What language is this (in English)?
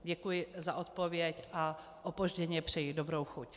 Czech